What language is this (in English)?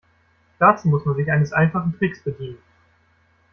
German